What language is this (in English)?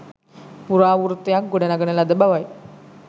Sinhala